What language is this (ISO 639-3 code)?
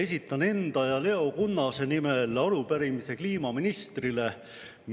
est